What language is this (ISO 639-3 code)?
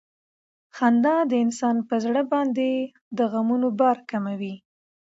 pus